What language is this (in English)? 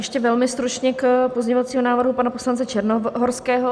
Czech